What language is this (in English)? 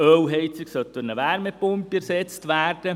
Swiss German